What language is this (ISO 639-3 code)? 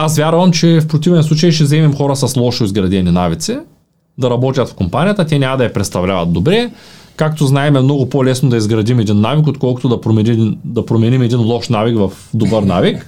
bul